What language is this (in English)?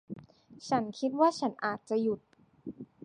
Thai